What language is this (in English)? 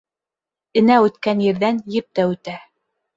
Bashkir